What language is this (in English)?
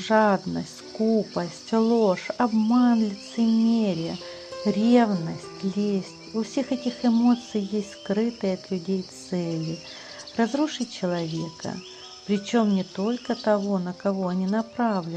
Russian